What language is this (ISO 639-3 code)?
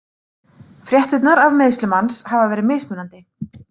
isl